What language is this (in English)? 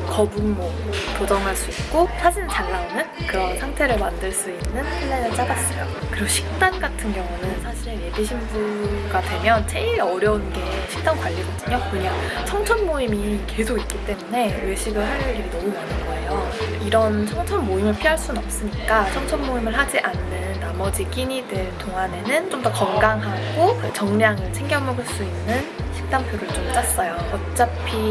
Korean